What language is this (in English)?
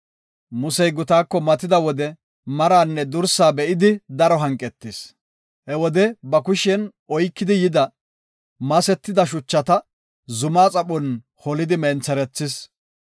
Gofa